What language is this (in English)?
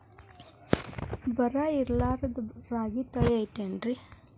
Kannada